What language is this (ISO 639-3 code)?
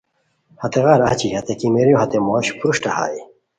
khw